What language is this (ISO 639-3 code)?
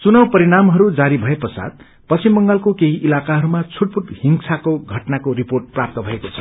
nep